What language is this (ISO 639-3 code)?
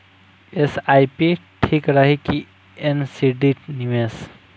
bho